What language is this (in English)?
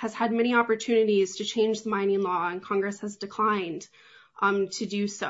English